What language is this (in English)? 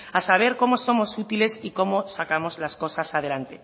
Spanish